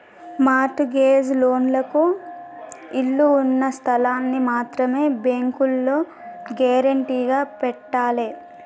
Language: Telugu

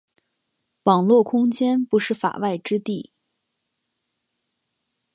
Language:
Chinese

